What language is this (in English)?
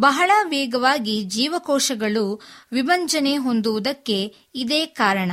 Kannada